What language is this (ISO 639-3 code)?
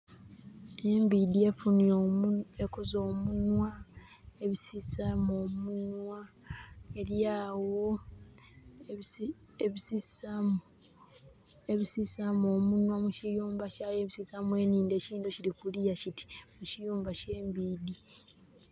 xog